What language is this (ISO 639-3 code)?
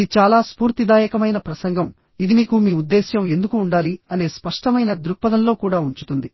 tel